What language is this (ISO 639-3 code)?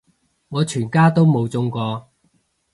yue